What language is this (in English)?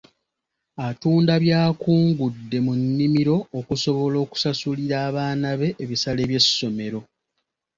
Ganda